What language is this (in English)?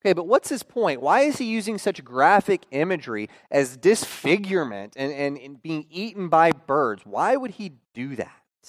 English